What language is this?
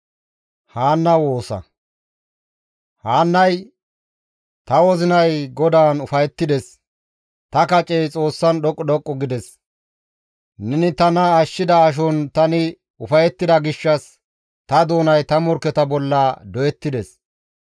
Gamo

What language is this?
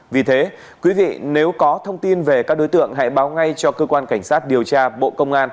Vietnamese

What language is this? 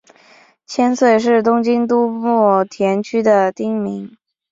Chinese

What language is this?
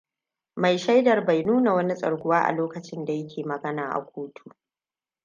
Hausa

